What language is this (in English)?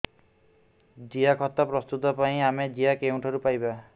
Odia